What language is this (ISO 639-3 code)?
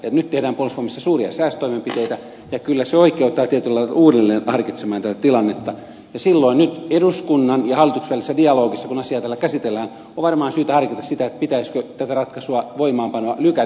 fin